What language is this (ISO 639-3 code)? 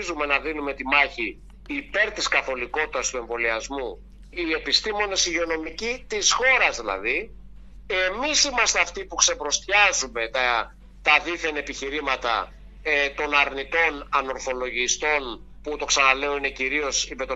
ell